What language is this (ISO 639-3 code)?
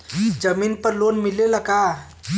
bho